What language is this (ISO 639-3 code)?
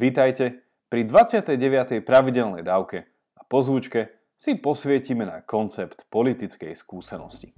slk